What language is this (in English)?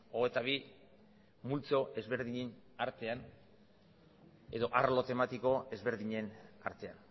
Basque